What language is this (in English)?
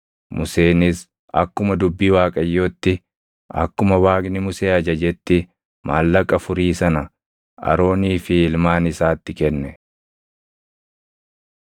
Oromo